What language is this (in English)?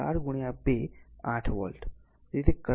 Gujarati